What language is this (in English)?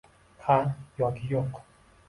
Uzbek